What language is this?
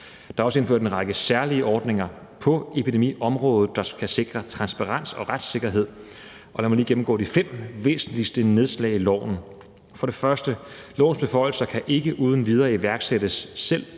Danish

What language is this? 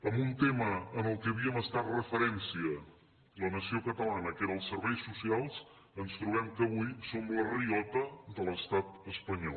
Catalan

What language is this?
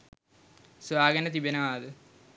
Sinhala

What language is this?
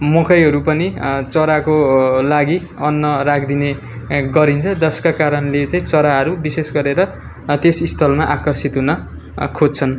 Nepali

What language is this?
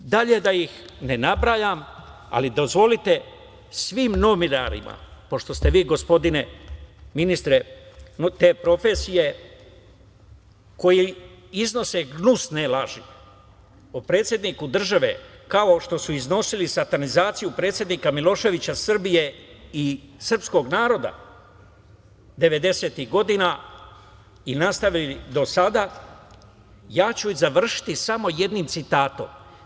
Serbian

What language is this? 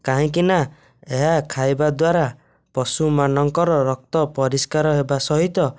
Odia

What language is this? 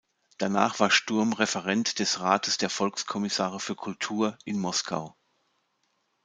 German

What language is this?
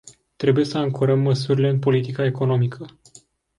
Romanian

